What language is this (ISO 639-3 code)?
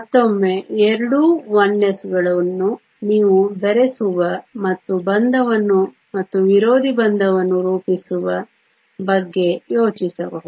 kan